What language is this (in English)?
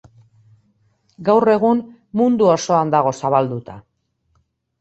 Basque